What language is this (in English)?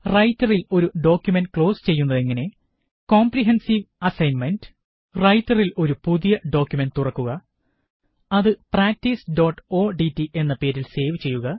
Malayalam